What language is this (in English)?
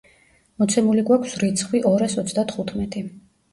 Georgian